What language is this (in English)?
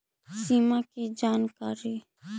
Magahi